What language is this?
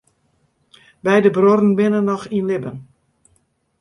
Western Frisian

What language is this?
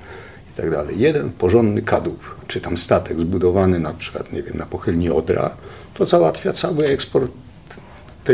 Polish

